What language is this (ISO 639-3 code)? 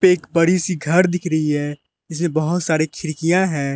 hin